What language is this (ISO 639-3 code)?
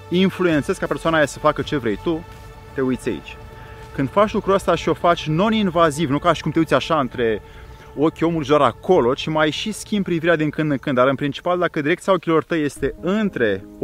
ron